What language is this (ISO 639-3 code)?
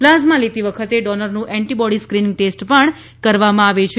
guj